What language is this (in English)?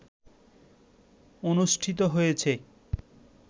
Bangla